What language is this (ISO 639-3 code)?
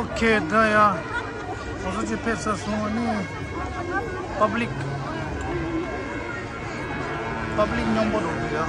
kor